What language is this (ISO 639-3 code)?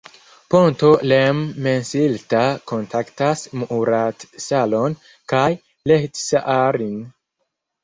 epo